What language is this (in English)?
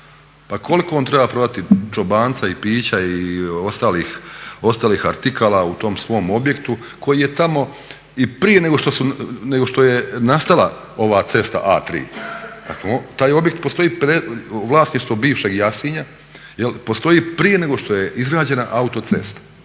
Croatian